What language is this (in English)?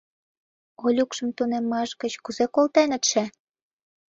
Mari